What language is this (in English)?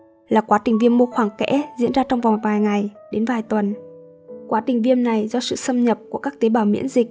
Vietnamese